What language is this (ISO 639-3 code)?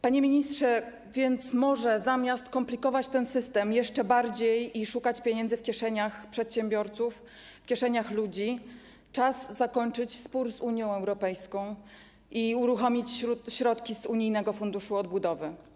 pol